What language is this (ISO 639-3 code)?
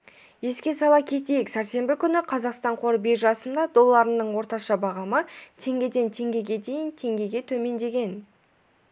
kaz